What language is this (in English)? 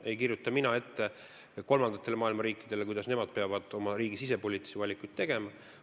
Estonian